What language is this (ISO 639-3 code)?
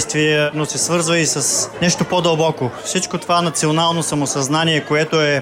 bul